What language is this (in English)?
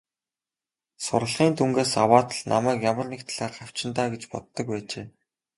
Mongolian